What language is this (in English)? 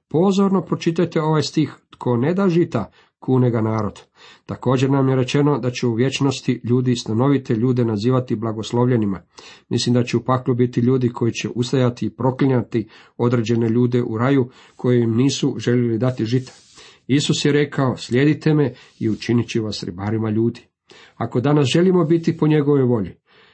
Croatian